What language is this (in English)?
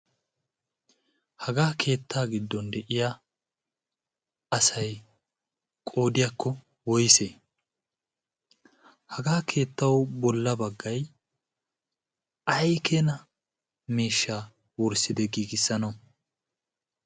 Wolaytta